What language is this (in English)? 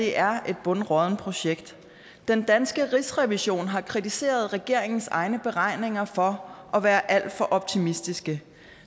Danish